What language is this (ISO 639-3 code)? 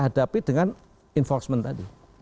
ind